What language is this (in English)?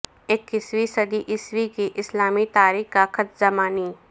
Urdu